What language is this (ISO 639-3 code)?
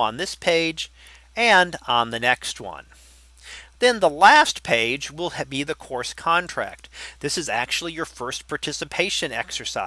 eng